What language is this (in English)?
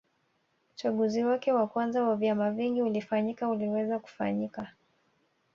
Swahili